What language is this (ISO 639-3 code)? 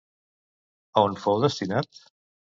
cat